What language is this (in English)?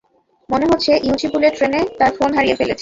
Bangla